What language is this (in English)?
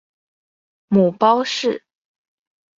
Chinese